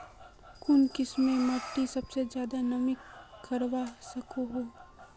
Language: Magahi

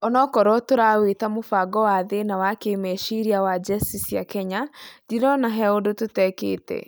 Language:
Kikuyu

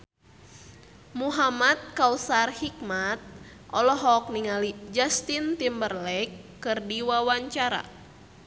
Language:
Sundanese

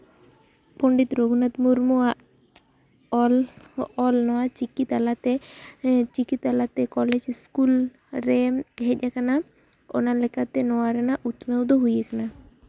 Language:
Santali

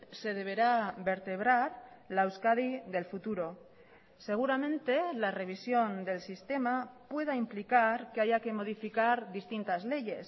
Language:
Spanish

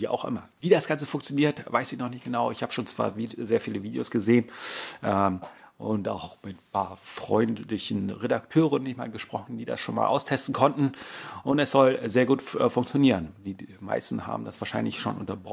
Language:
German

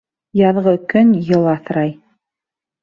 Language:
Bashkir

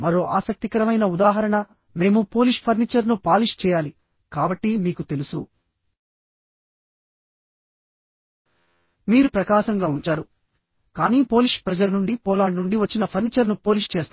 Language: Telugu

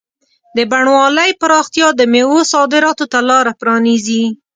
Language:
Pashto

